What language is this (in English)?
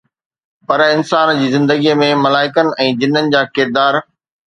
Sindhi